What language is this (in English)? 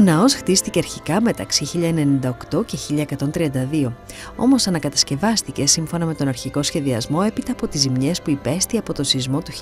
Greek